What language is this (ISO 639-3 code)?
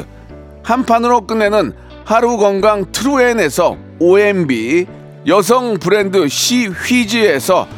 kor